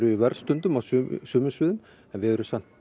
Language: Icelandic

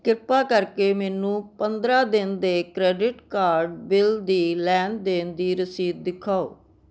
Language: Punjabi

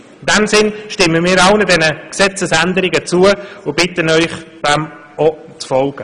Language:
Swiss German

